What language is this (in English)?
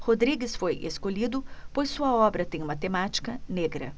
Portuguese